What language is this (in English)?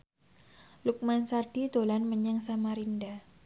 Javanese